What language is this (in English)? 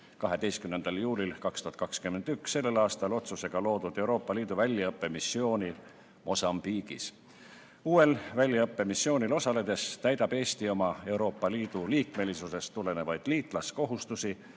Estonian